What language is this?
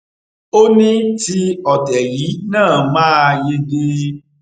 Yoruba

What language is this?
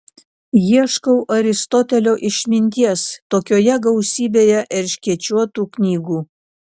Lithuanian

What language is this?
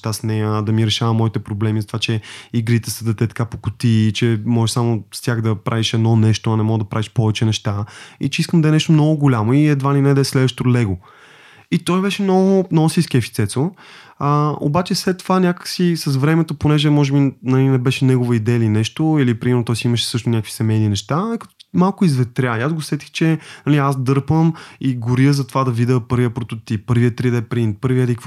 Bulgarian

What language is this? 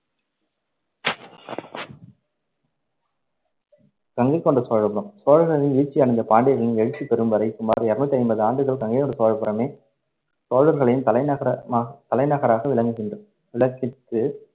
Tamil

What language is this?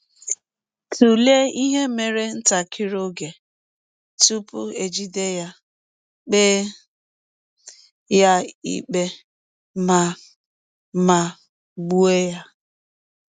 Igbo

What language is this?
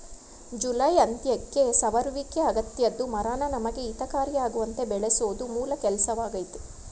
Kannada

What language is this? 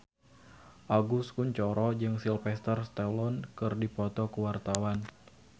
Sundanese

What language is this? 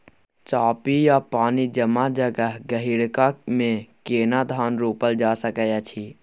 Maithili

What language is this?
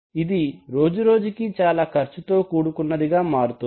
Telugu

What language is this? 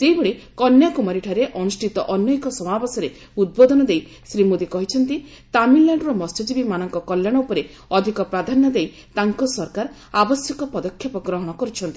Odia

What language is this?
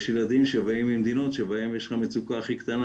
Hebrew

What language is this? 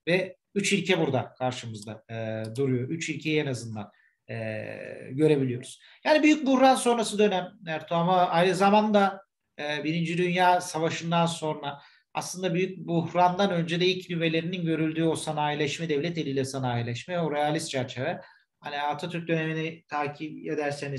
Turkish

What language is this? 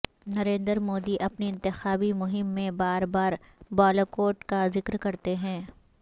Urdu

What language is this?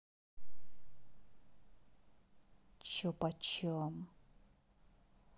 Russian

